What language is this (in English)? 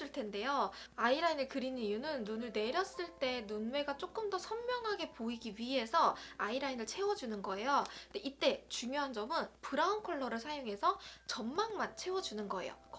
Korean